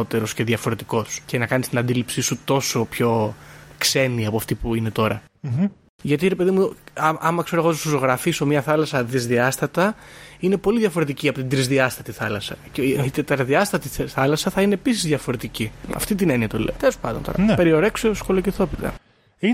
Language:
Greek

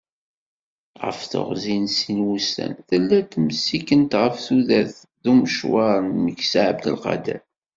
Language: Kabyle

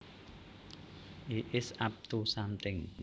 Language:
Javanese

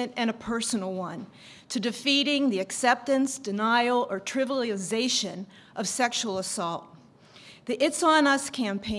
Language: English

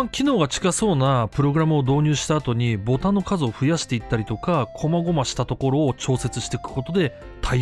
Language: Japanese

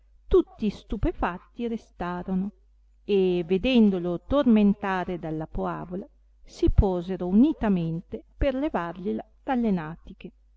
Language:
Italian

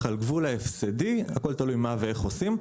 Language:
Hebrew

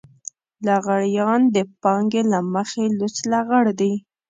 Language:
Pashto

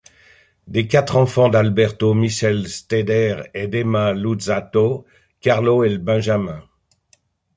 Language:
French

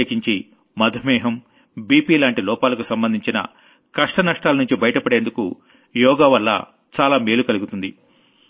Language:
Telugu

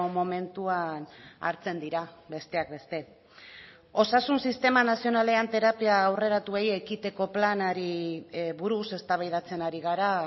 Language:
Basque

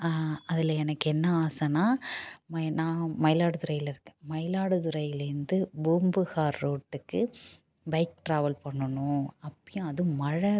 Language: Tamil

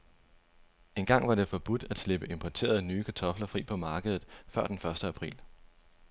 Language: Danish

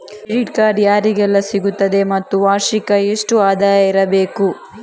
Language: Kannada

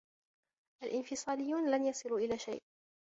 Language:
Arabic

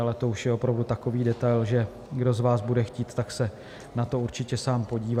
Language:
Czech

